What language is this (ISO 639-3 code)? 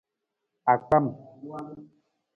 nmz